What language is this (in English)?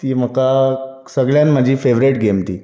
Konkani